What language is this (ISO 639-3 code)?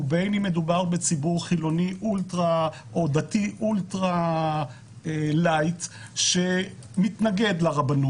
heb